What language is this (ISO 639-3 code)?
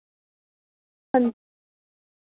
doi